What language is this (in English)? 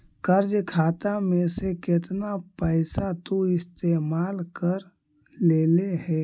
Magahi